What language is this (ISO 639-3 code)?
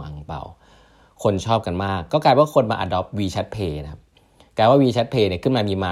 tha